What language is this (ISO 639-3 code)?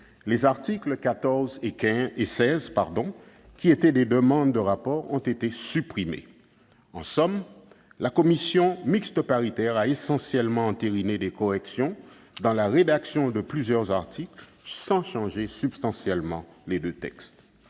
fra